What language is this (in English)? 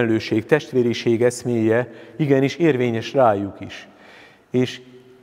Hungarian